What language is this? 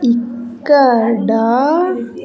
Telugu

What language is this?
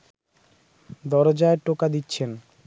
Bangla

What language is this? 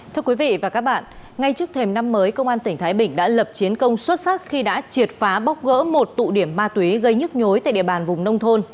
Vietnamese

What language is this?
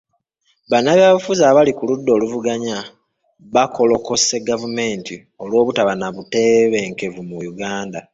Ganda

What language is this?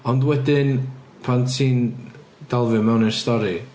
Welsh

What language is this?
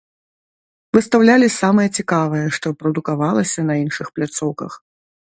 Belarusian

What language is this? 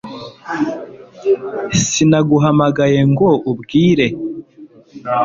Kinyarwanda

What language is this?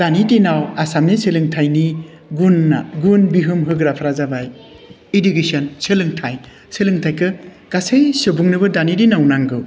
Bodo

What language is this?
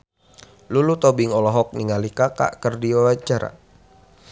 Sundanese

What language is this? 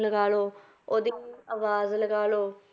Punjabi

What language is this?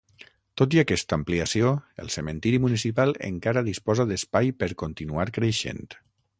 Catalan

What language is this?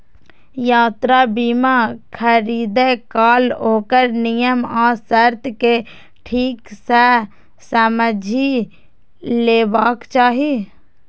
Maithili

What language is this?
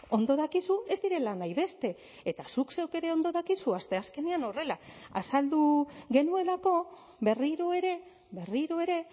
Basque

